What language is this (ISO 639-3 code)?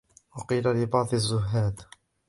ara